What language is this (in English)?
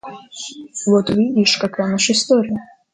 Russian